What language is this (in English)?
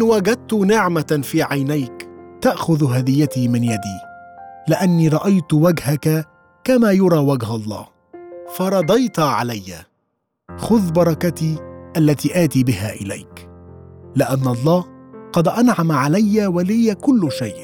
Arabic